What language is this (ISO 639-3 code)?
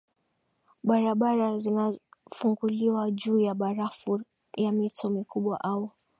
swa